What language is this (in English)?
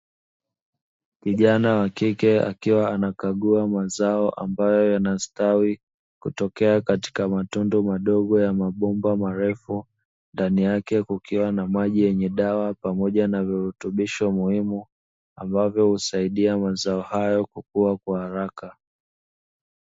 Swahili